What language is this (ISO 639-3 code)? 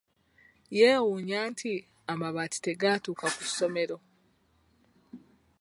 lug